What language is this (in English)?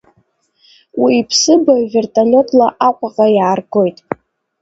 Abkhazian